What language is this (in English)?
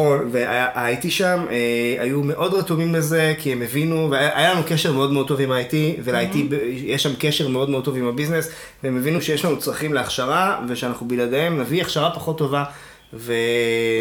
Hebrew